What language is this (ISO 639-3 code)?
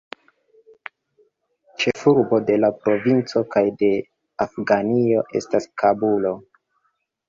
epo